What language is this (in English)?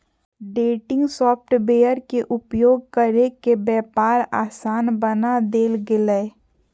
Magahi